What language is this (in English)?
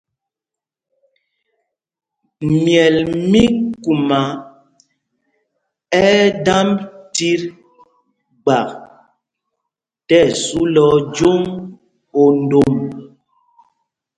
Mpumpong